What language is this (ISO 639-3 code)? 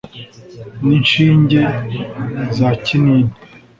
kin